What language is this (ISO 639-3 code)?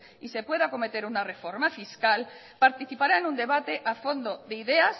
spa